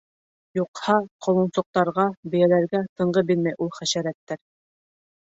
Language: Bashkir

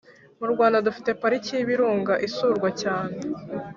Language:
Kinyarwanda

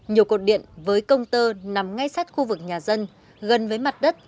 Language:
Vietnamese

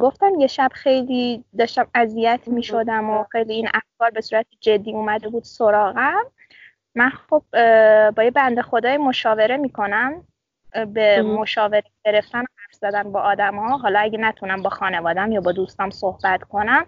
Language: Persian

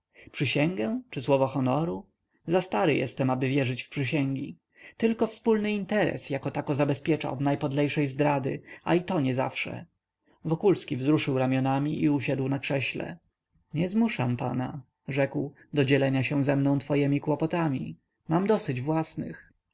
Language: Polish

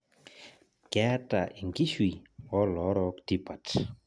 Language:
Masai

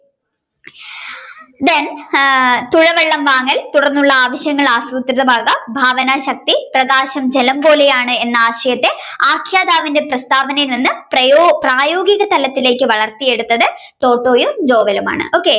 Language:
Malayalam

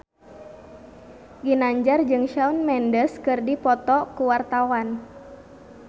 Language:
Sundanese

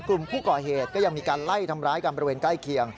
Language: Thai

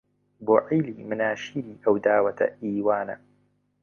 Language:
Central Kurdish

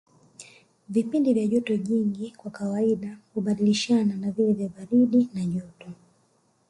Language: Swahili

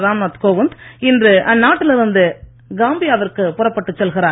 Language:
Tamil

